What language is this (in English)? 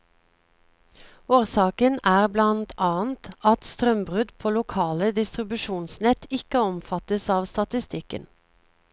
Norwegian